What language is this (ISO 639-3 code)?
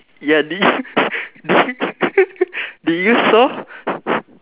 eng